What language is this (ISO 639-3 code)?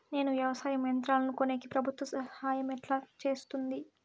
tel